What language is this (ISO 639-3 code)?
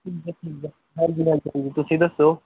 pan